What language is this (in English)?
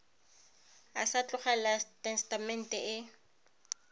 Tswana